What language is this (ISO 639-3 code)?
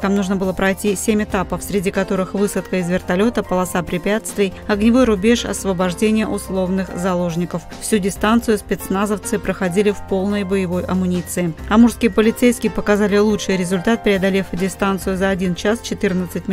rus